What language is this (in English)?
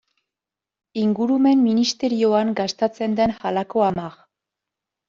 Basque